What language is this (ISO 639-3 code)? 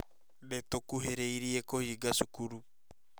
kik